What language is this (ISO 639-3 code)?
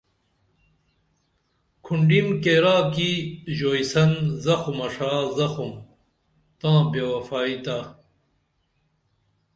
dml